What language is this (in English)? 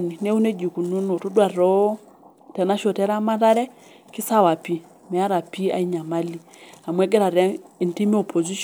Masai